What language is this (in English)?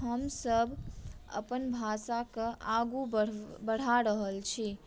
Maithili